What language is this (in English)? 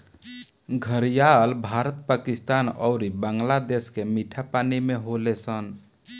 Bhojpuri